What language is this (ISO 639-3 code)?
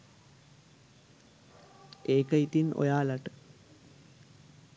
sin